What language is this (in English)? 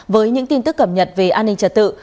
Vietnamese